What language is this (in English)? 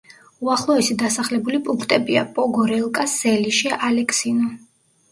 Georgian